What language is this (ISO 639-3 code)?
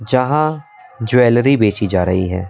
hin